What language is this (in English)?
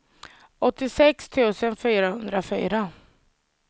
Swedish